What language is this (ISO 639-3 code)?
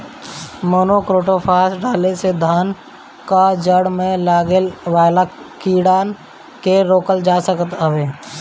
bho